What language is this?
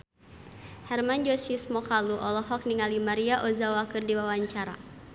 Sundanese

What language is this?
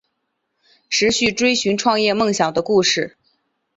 Chinese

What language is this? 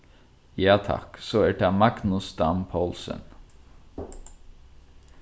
Faroese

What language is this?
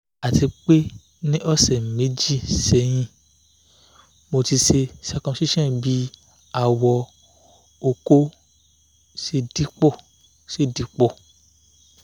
Yoruba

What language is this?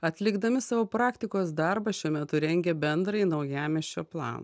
Lithuanian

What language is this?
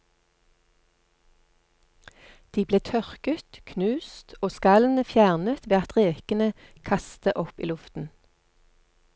Norwegian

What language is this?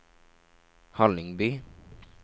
Norwegian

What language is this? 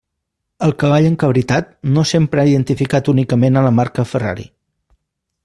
Catalan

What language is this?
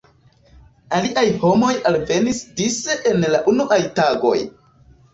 Esperanto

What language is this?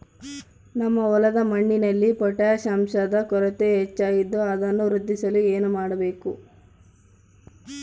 Kannada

